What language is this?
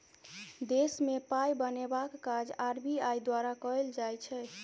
Maithili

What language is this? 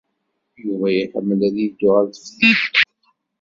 Kabyle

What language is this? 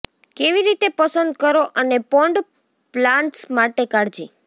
Gujarati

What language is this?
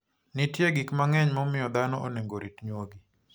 Luo (Kenya and Tanzania)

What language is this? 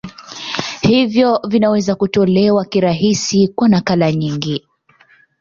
Swahili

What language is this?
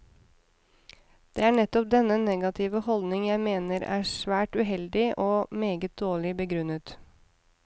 Norwegian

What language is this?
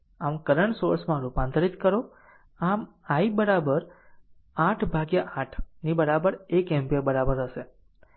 Gujarati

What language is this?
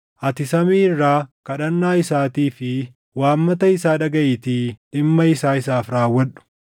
Oromo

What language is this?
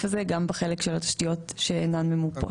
Hebrew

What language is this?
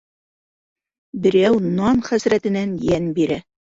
Bashkir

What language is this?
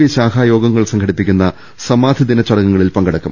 Malayalam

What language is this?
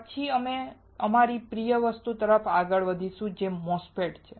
Gujarati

